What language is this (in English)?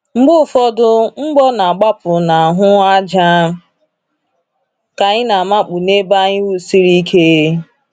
Igbo